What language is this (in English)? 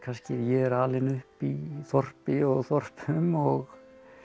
Icelandic